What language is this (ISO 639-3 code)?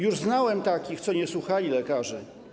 pol